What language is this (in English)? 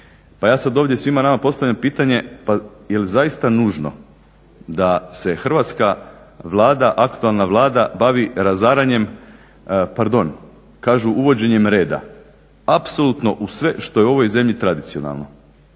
Croatian